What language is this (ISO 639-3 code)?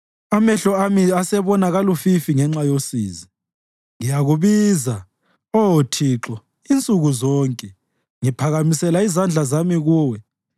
nde